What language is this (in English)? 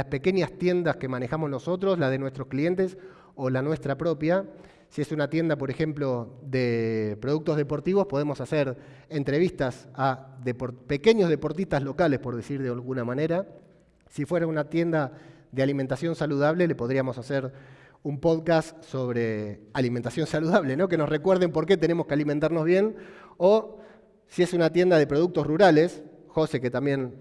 Spanish